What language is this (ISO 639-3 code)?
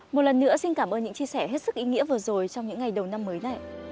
vie